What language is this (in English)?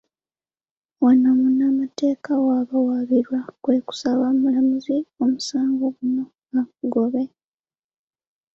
Ganda